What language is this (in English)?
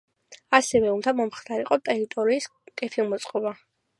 Georgian